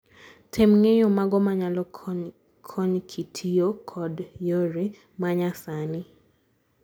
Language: Luo (Kenya and Tanzania)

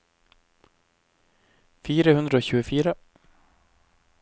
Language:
Norwegian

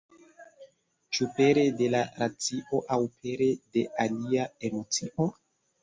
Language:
Esperanto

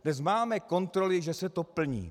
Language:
Czech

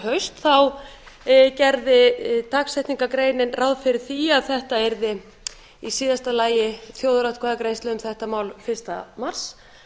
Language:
Icelandic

